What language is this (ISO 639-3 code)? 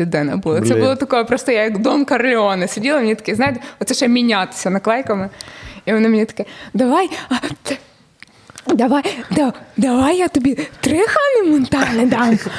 ukr